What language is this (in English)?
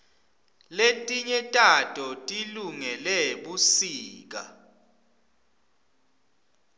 Swati